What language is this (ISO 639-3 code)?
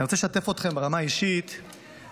heb